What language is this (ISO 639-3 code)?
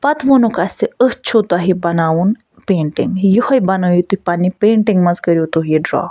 kas